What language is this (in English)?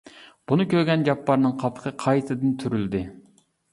Uyghur